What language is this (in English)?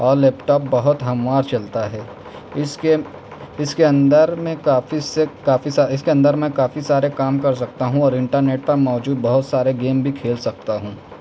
Urdu